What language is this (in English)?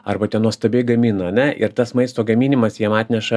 Lithuanian